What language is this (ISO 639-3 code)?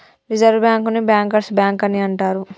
tel